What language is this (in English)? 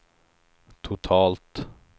Swedish